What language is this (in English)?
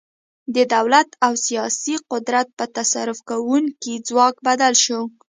Pashto